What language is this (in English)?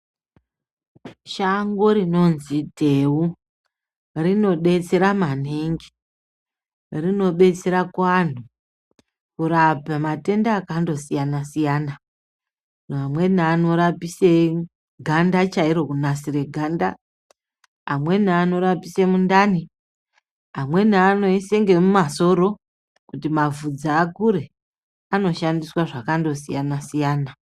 Ndau